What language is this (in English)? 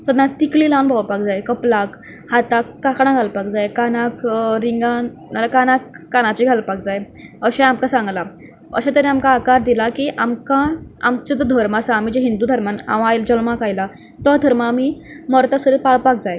Konkani